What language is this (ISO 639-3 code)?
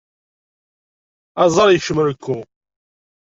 kab